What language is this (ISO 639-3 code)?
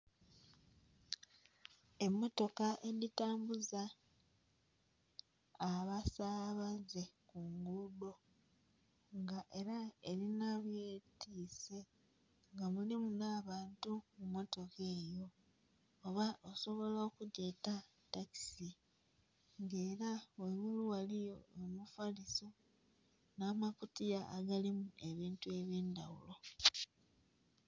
xog